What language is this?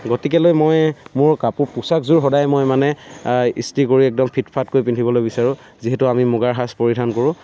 Assamese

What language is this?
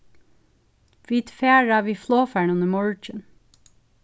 Faroese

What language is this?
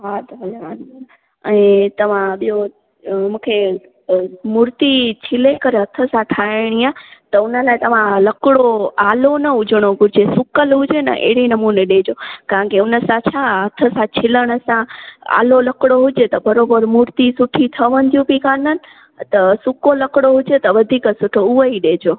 Sindhi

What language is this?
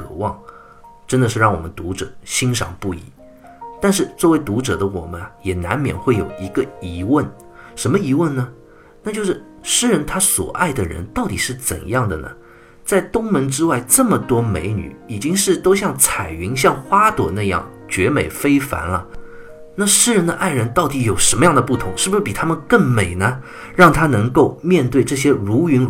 Chinese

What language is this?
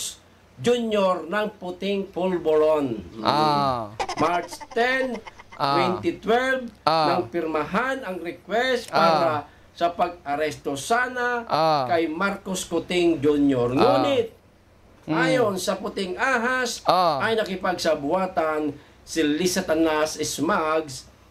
Filipino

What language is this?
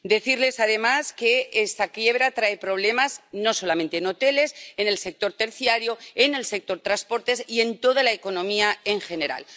Spanish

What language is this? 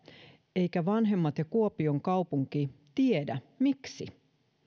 Finnish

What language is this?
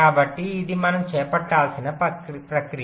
Telugu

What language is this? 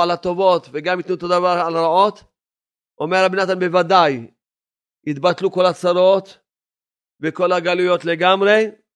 Hebrew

